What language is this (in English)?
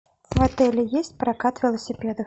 Russian